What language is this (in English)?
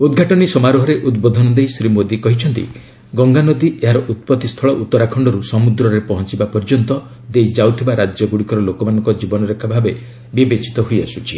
Odia